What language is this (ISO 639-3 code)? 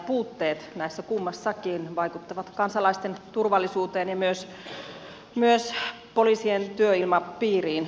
fin